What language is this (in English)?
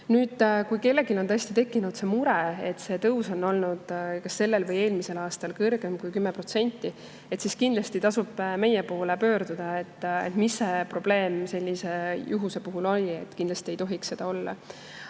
Estonian